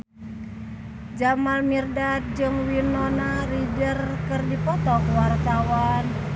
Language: Sundanese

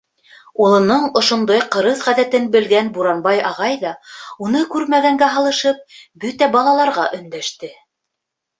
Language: Bashkir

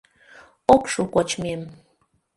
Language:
Mari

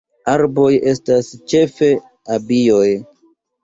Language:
Esperanto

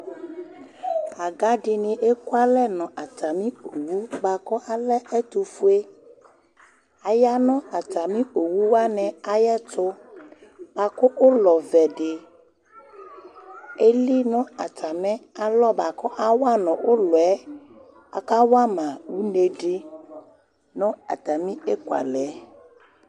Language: Ikposo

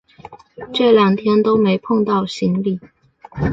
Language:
Chinese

